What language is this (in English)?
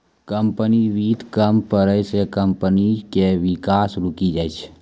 Maithili